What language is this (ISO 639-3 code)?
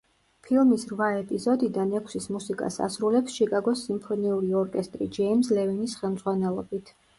kat